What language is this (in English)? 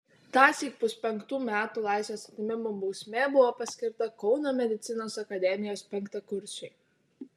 Lithuanian